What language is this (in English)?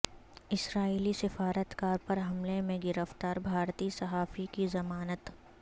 Urdu